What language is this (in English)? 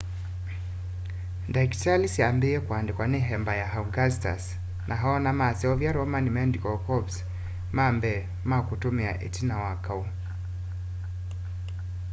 Kamba